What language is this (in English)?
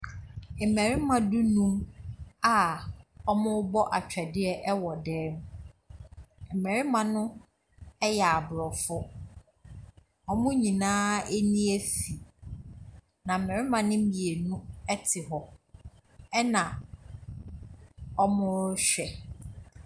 Akan